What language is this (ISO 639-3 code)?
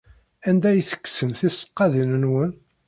kab